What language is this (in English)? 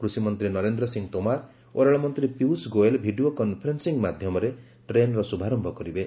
Odia